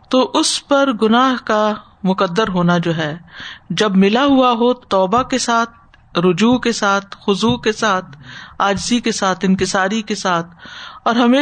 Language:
Urdu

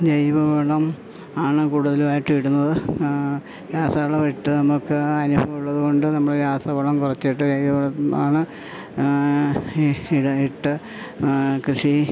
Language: Malayalam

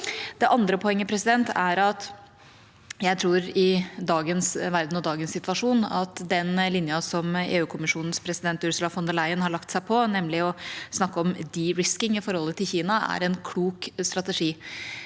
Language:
Norwegian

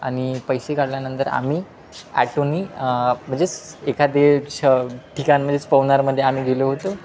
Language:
Marathi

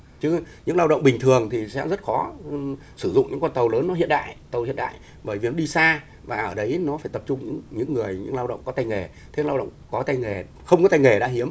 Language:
Vietnamese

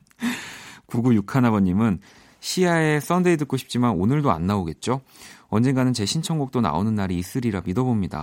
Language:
Korean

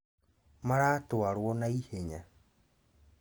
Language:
Kikuyu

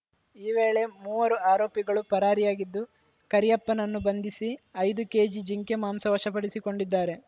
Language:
Kannada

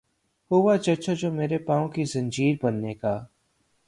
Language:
Urdu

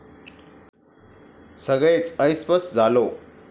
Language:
Marathi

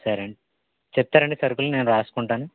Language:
Telugu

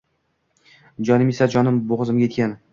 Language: Uzbek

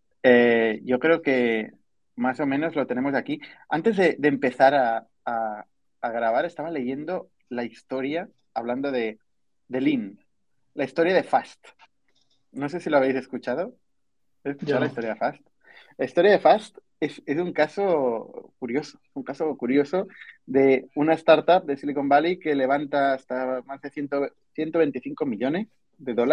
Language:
Spanish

